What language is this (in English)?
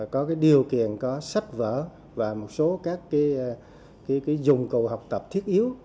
Vietnamese